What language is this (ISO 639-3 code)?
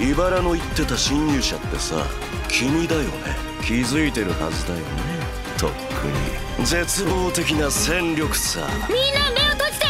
jpn